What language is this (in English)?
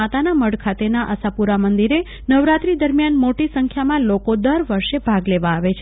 Gujarati